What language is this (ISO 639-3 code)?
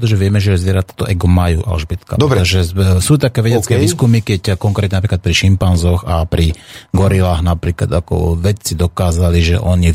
slk